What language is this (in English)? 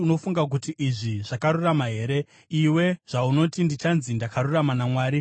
Shona